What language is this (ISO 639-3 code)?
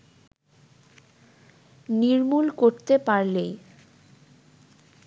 ben